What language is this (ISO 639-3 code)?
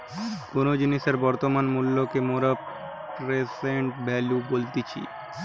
ben